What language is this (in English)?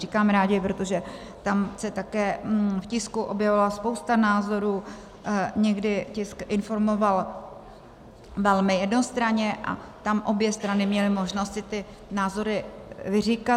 Czech